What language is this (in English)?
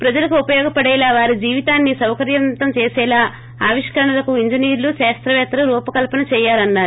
Telugu